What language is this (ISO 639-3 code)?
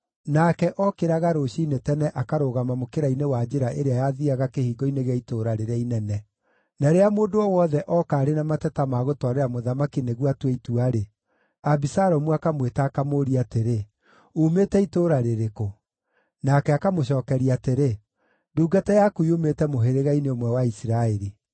kik